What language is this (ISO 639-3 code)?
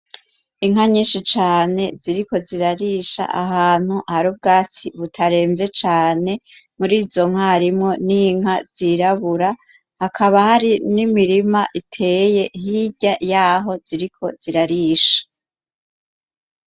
run